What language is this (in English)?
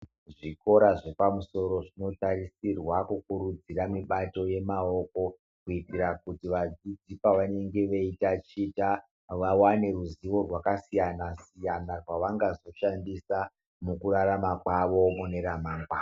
Ndau